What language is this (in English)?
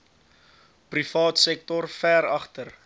Afrikaans